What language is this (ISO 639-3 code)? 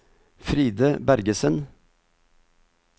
nor